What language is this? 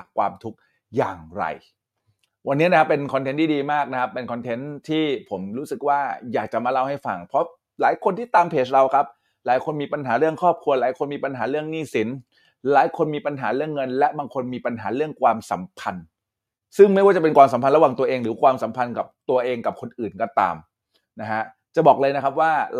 Thai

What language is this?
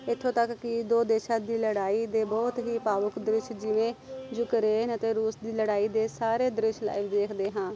Punjabi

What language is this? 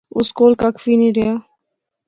Pahari-Potwari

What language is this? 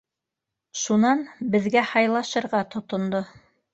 Bashkir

